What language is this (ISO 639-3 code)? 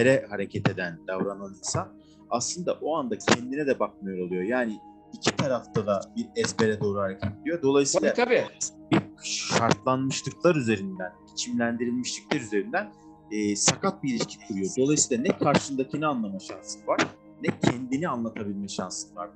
tur